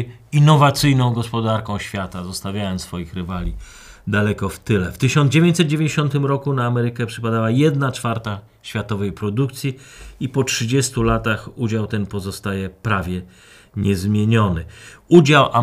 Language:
Polish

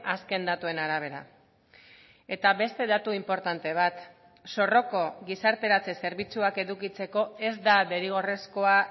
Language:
Basque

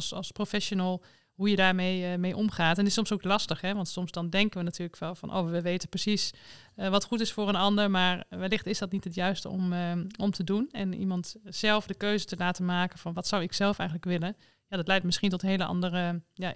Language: Dutch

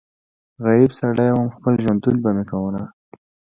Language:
Pashto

